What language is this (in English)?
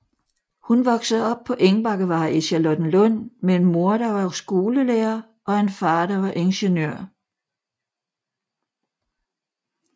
Danish